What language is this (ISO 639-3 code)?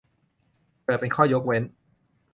tha